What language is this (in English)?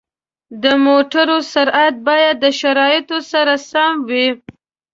Pashto